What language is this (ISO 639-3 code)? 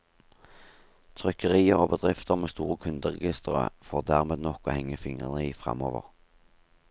nor